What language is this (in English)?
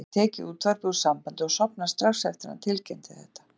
Icelandic